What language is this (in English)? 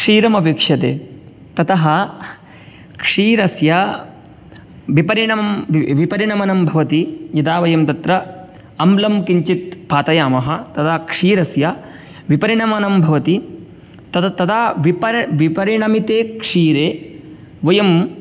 Sanskrit